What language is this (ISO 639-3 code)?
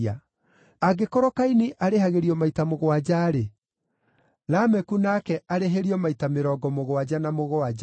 kik